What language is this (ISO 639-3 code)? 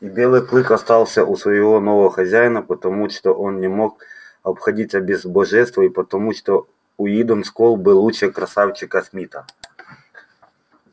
rus